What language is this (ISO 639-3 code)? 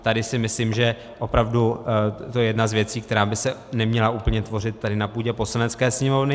ces